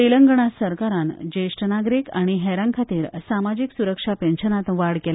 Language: Konkani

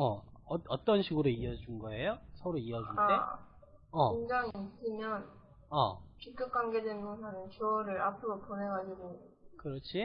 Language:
Korean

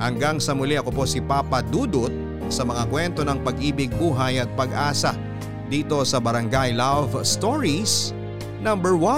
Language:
Filipino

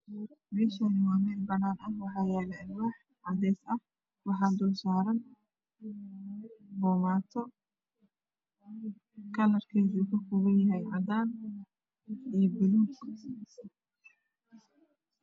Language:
Somali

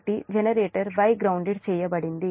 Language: Telugu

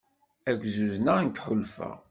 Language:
Kabyle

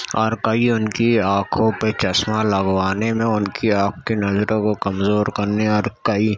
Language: Urdu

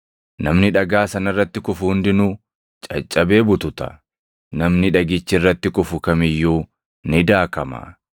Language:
Oromo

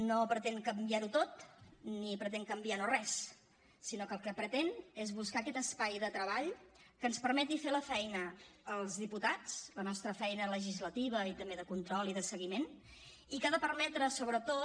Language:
Catalan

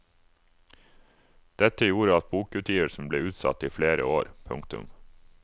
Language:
Norwegian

